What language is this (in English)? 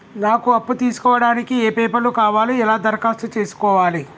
Telugu